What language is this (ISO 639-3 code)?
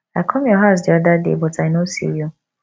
pcm